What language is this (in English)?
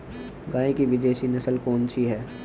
Hindi